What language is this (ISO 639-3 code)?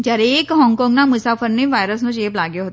guj